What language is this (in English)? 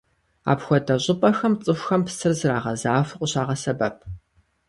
Kabardian